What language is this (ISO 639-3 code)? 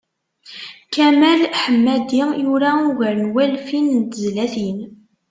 kab